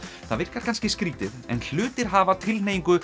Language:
Icelandic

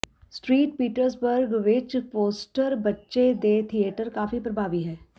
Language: Punjabi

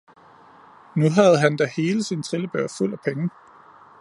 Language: Danish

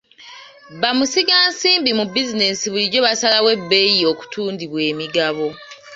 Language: Ganda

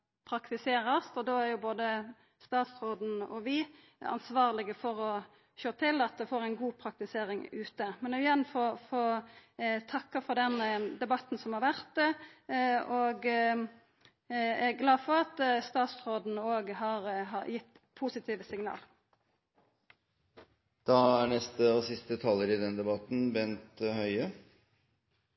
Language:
Norwegian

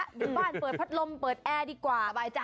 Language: Thai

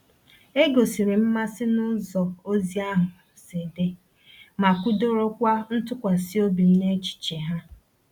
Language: Igbo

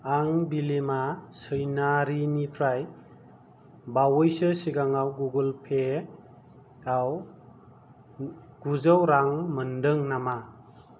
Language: Bodo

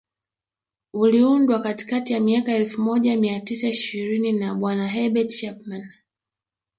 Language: Swahili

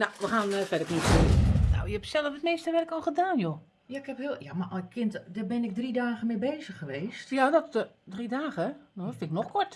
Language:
Dutch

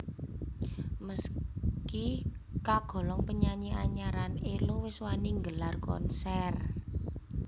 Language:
Javanese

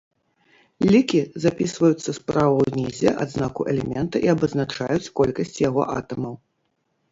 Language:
Belarusian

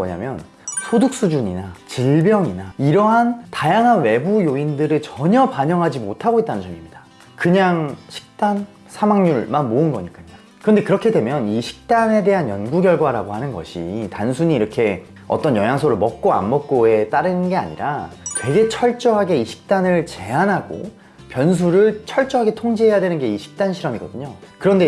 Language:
Korean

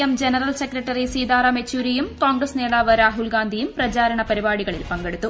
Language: Malayalam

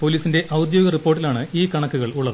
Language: Malayalam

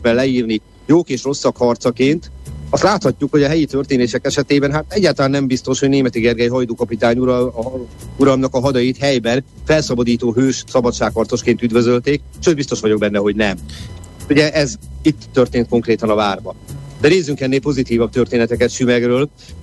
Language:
Hungarian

